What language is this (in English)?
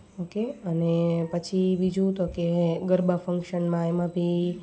Gujarati